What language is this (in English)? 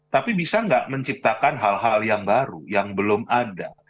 Indonesian